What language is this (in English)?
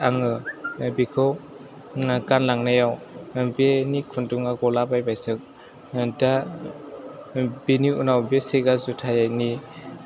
Bodo